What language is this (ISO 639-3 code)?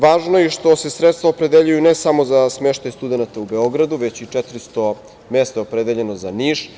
srp